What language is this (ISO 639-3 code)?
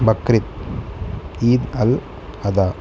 tel